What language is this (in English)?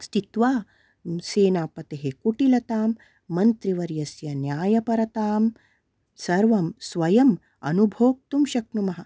Sanskrit